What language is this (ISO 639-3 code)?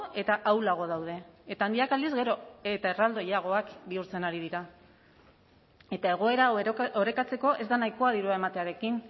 eus